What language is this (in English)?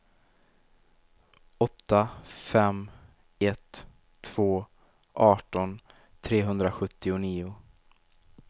Swedish